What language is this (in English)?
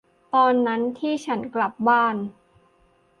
Thai